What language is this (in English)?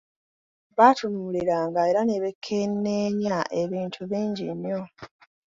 Ganda